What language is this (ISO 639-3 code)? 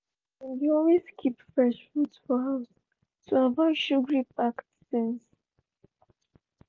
pcm